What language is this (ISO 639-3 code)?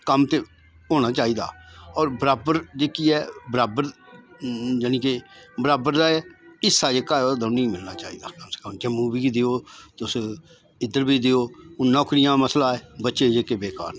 doi